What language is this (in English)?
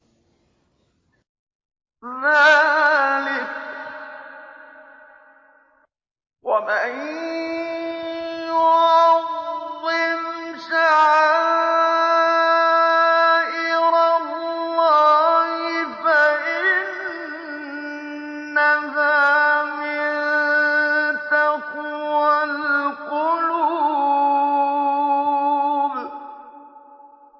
Arabic